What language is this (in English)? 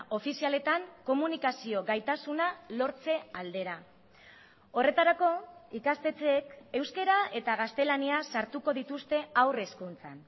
Basque